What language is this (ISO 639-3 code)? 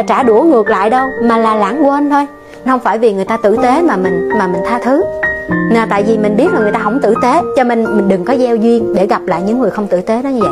vie